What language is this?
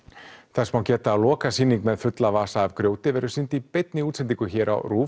Icelandic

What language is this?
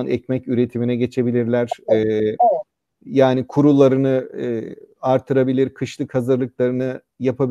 Turkish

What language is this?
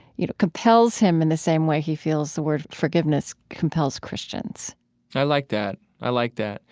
English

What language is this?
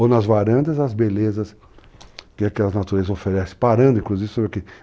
Portuguese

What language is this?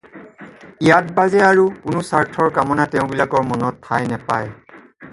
Assamese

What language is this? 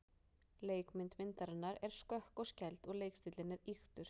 Icelandic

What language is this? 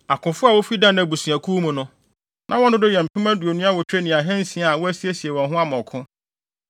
Akan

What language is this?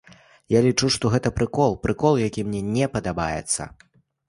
Belarusian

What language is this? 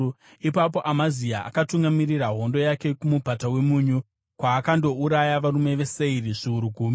Shona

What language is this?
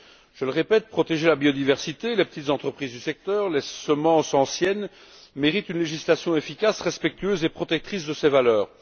French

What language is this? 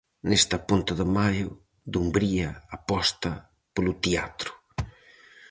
Galician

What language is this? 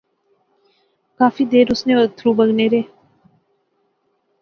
Pahari-Potwari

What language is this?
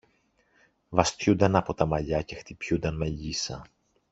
Greek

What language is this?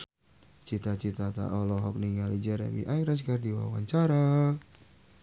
Sundanese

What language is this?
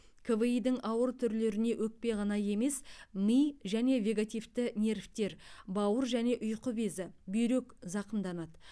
Kazakh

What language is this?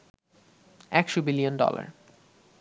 Bangla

